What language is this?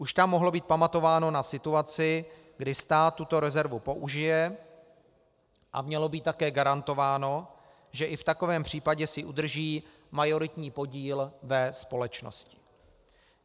Czech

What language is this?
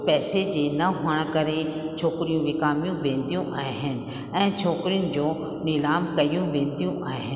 Sindhi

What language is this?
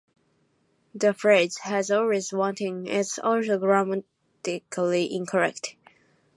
English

